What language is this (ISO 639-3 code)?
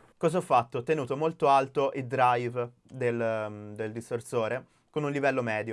ita